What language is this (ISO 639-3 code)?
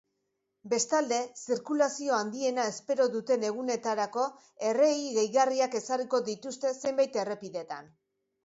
eus